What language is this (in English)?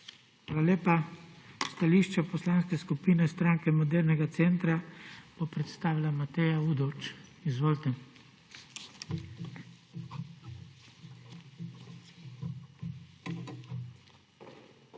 Slovenian